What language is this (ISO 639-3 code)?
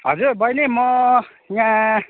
nep